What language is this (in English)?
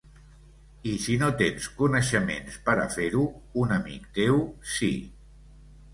Catalan